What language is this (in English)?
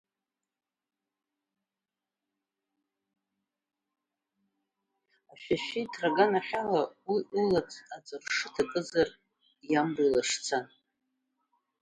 Abkhazian